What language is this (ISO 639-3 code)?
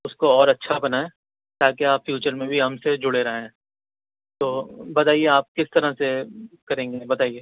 urd